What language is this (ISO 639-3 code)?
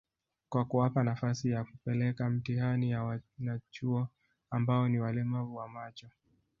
swa